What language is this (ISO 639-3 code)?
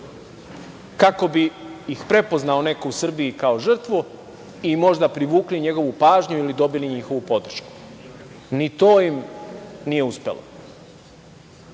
srp